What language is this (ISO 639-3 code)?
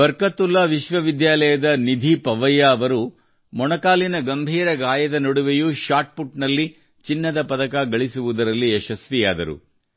kan